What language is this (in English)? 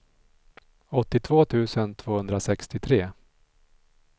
Swedish